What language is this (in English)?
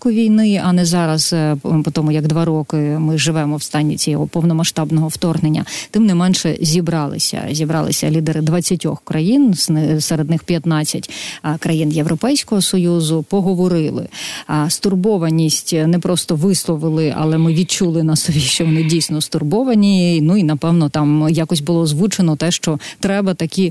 Ukrainian